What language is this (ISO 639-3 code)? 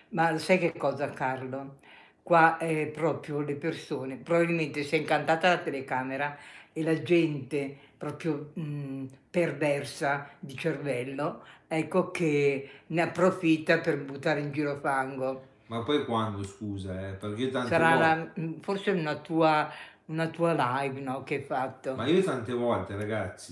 ita